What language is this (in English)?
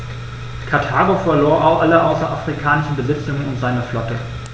German